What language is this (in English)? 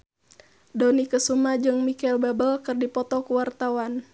Sundanese